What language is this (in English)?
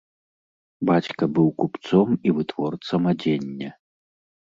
Belarusian